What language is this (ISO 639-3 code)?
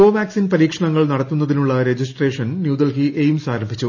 mal